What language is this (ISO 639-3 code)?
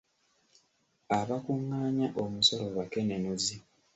lug